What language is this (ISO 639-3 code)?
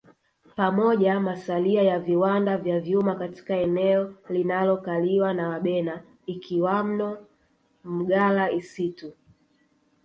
swa